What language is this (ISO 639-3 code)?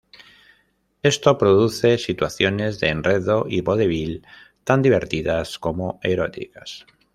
spa